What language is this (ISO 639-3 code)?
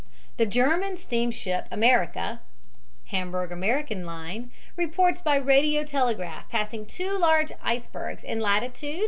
eng